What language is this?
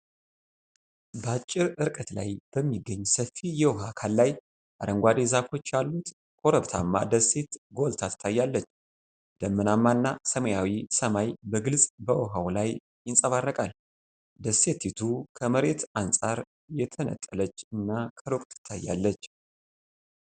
Amharic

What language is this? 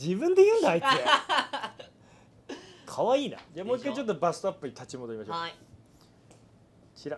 Japanese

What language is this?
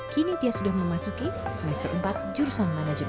Indonesian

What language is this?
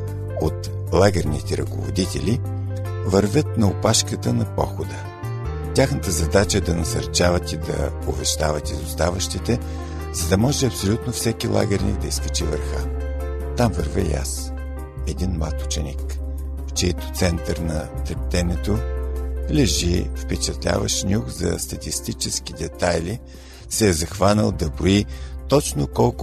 Bulgarian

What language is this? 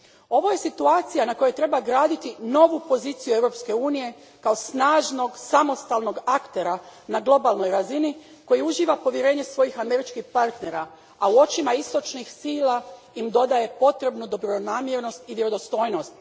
Croatian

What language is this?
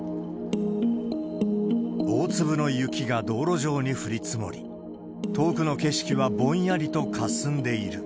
Japanese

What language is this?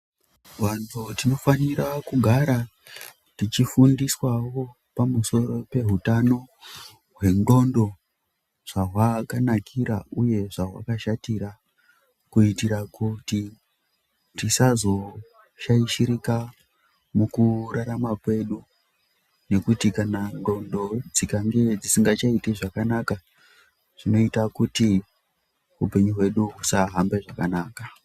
Ndau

